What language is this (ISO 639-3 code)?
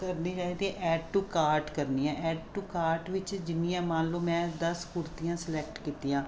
pan